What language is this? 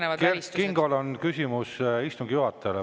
Estonian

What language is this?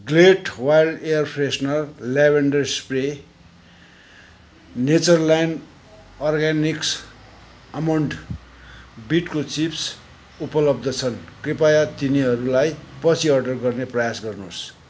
Nepali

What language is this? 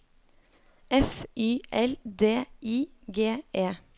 Norwegian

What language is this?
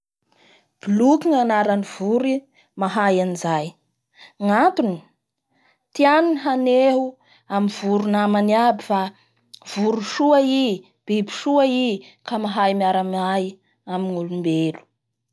Bara Malagasy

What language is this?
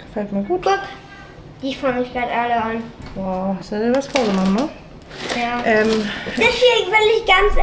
German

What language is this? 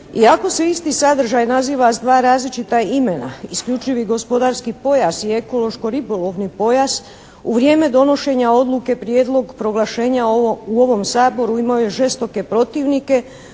Croatian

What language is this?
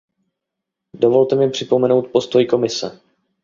Czech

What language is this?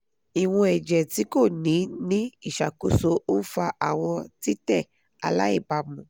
Yoruba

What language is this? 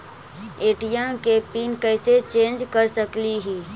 Magahi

